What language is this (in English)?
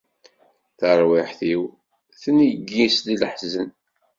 Kabyle